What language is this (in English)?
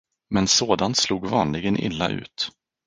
Swedish